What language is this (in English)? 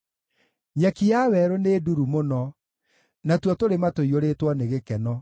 Kikuyu